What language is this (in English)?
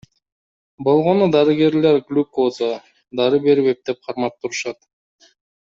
Kyrgyz